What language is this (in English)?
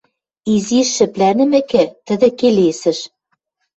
Western Mari